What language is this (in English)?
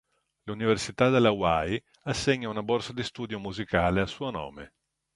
Italian